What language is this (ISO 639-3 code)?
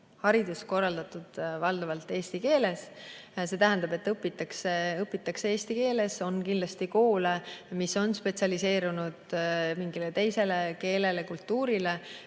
est